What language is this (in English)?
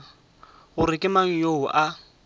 Northern Sotho